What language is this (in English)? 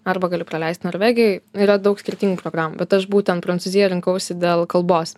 Lithuanian